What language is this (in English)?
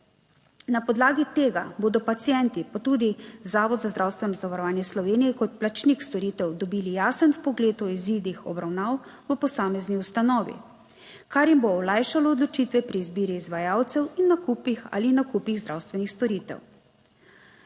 Slovenian